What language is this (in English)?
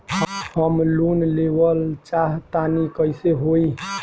Bhojpuri